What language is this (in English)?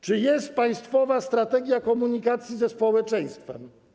Polish